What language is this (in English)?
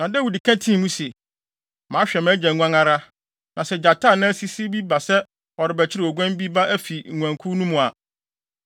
Akan